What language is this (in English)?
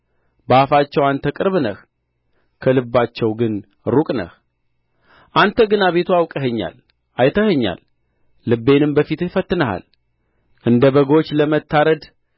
Amharic